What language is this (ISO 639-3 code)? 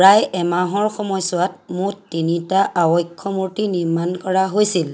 asm